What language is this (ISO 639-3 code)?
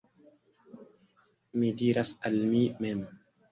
epo